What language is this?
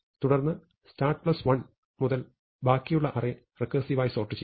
Malayalam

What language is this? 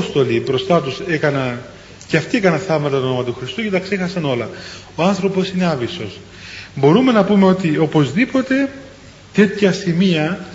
Greek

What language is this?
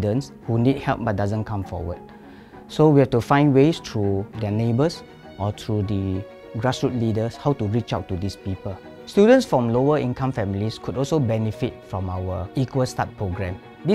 Indonesian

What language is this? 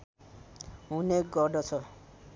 Nepali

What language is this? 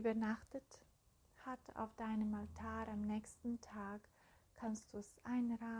German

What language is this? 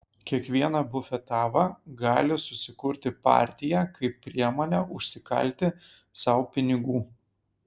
Lithuanian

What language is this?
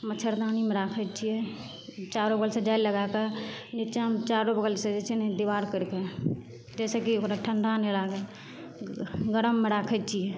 Maithili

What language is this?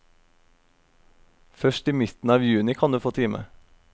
Norwegian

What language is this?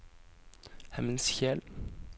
Norwegian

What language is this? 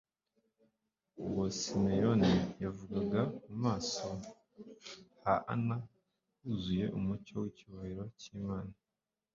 Kinyarwanda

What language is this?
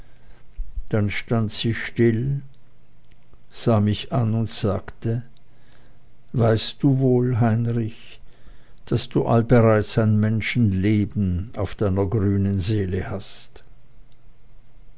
German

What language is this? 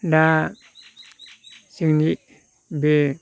Bodo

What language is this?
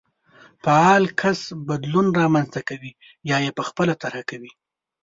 Pashto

